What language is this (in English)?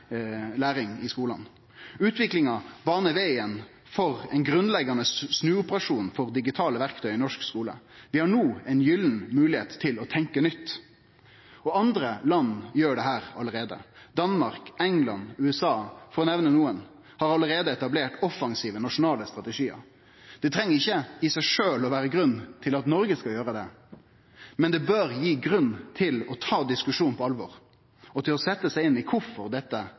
Norwegian Nynorsk